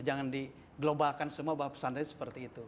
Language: Indonesian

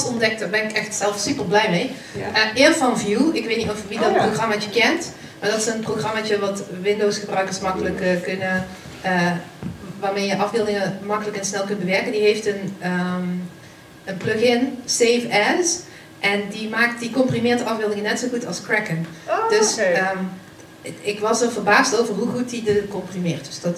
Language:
Dutch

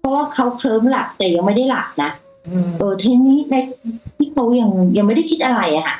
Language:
Thai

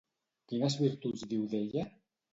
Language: Catalan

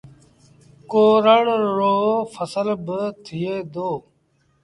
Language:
Sindhi Bhil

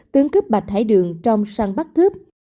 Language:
Vietnamese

